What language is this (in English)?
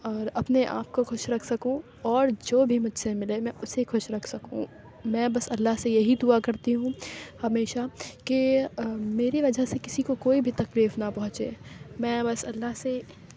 Urdu